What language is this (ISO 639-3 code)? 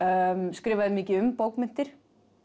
isl